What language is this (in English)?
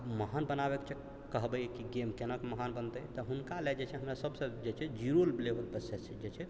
Maithili